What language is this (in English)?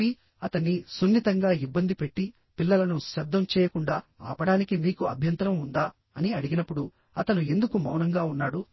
Telugu